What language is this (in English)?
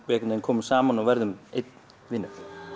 Icelandic